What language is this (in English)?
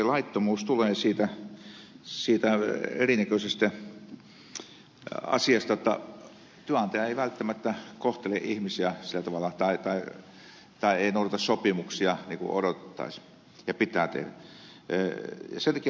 Finnish